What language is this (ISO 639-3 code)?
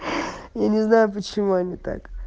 rus